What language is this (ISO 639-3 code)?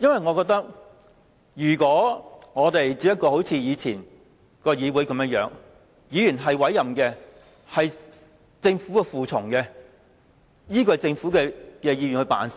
yue